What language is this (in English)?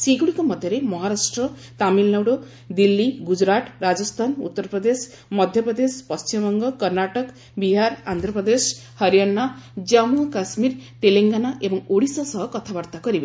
Odia